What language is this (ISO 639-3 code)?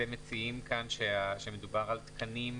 heb